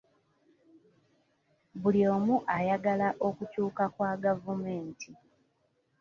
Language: Ganda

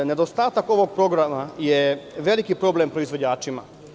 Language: Serbian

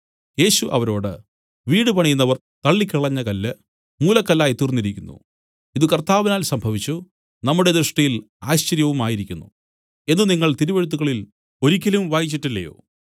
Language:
Malayalam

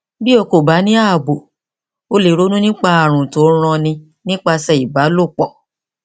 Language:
Yoruba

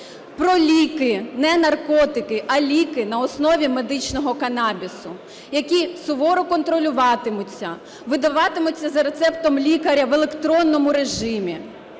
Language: Ukrainian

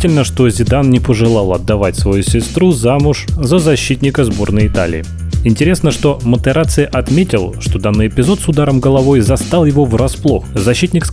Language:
Russian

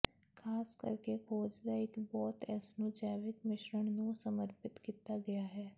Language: Punjabi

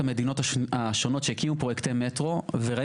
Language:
Hebrew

